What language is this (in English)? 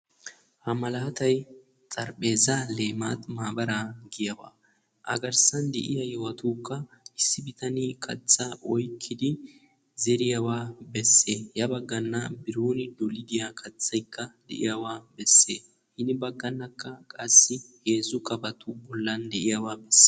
Wolaytta